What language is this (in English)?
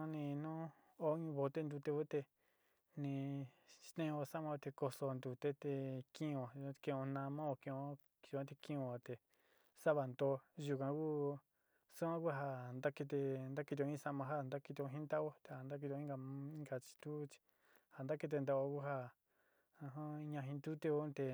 Sinicahua Mixtec